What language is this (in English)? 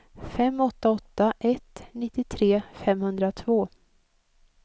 Swedish